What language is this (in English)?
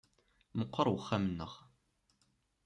Kabyle